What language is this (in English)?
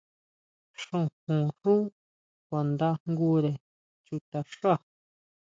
Huautla Mazatec